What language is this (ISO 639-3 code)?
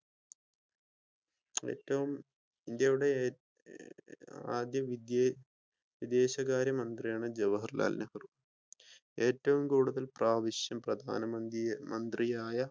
mal